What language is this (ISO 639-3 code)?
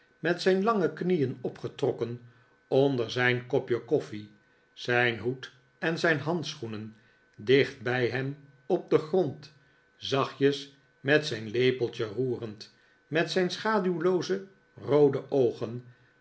nld